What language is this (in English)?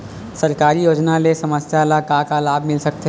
Chhattisgarhi